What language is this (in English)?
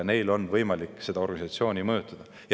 Estonian